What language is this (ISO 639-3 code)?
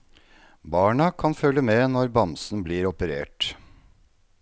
nor